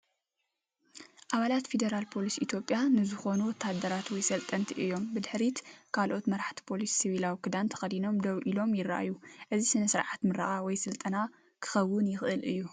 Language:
Tigrinya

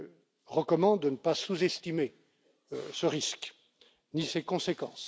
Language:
French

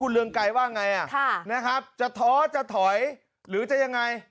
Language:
Thai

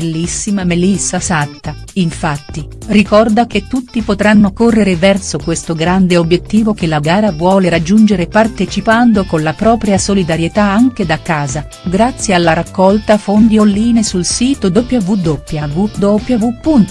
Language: Italian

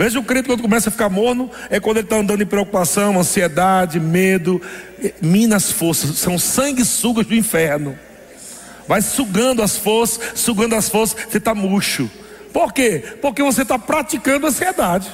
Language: Portuguese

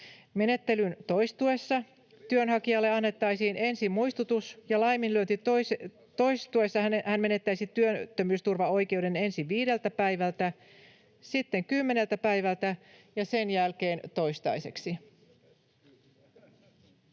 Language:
Finnish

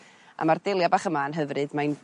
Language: Welsh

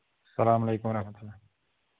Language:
Kashmiri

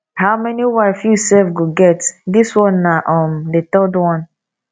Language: Nigerian Pidgin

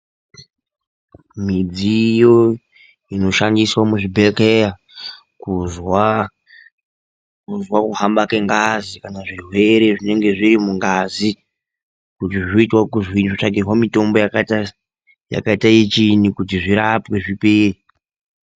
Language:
Ndau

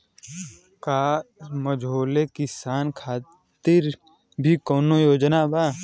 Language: Bhojpuri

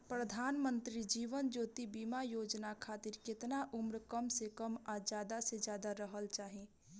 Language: Bhojpuri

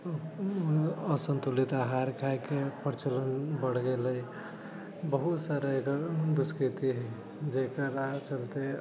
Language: Maithili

